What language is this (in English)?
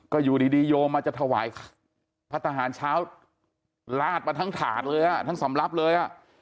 Thai